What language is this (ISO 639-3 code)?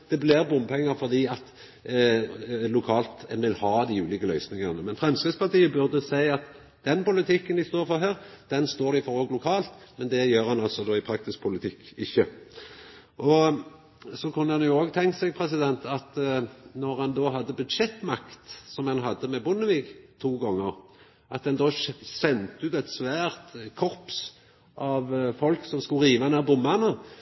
nno